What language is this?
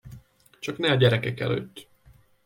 Hungarian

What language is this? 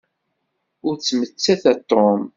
Kabyle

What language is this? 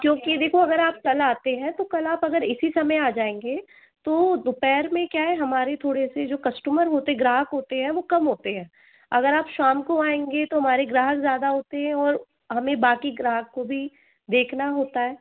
Hindi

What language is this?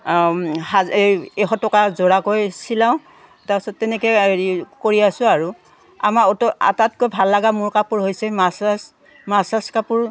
Assamese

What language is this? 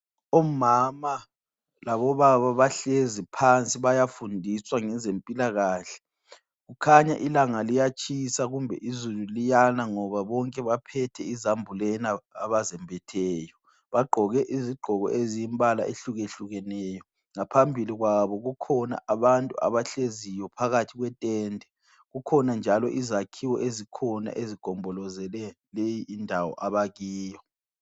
North Ndebele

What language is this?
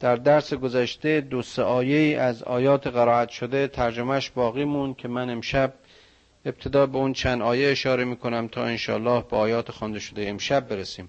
Persian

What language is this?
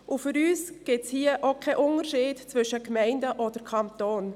Swiss German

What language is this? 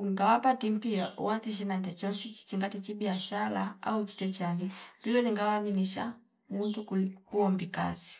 Fipa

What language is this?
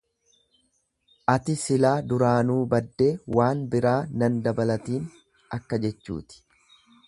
Oromo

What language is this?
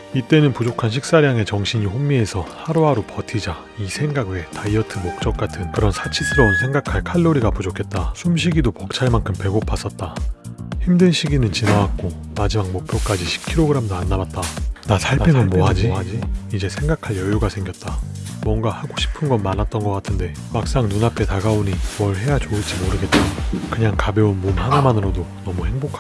Korean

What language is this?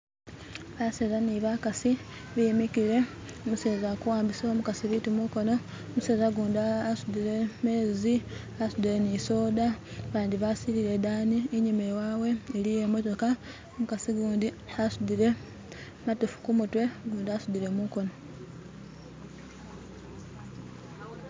Masaaba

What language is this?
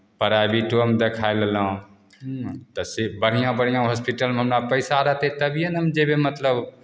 Maithili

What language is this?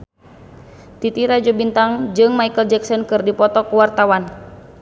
Sundanese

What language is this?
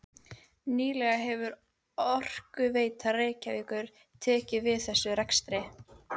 Icelandic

